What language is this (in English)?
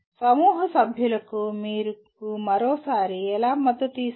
Telugu